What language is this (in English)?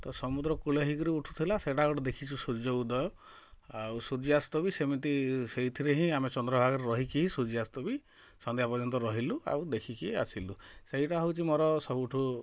Odia